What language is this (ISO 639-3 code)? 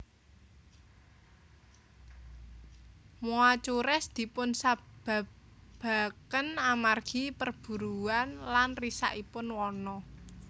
jav